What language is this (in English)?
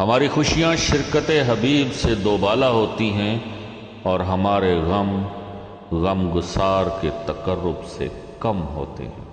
Urdu